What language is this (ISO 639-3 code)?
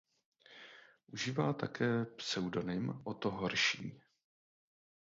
ces